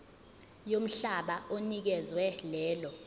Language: Zulu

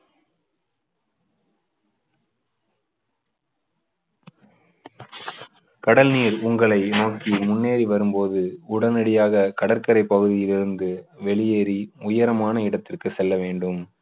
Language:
Tamil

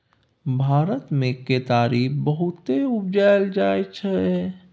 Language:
Maithili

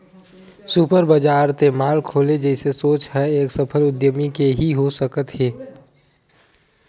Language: Chhattisgarhi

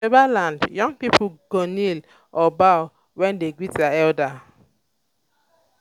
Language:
Nigerian Pidgin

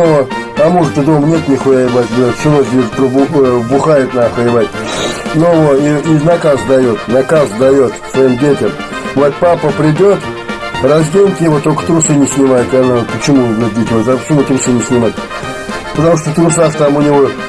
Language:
Russian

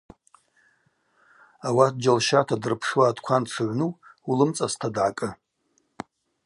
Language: Abaza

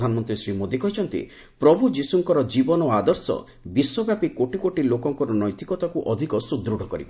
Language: Odia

